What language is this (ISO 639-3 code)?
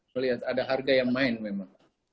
ind